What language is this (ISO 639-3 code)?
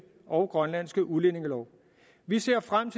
dan